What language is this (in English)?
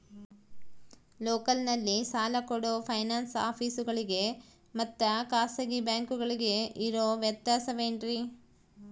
Kannada